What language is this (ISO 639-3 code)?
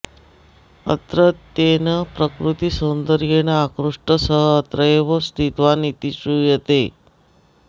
san